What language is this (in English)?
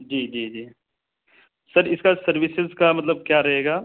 Urdu